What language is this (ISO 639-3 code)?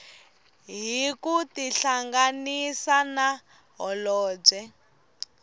tso